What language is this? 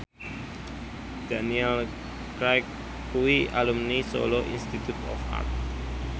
Javanese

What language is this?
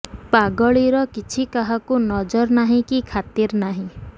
Odia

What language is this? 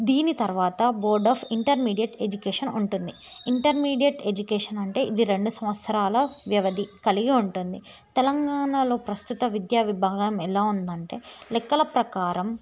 Telugu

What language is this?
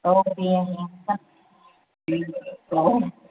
Bodo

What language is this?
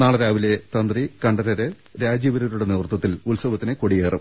Malayalam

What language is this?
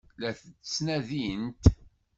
Kabyle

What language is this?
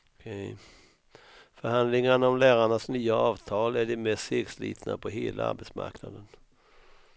Swedish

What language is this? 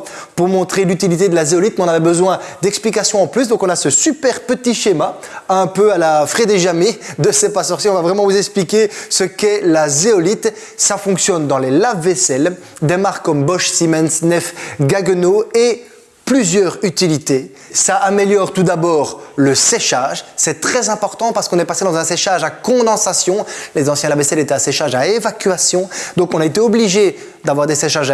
French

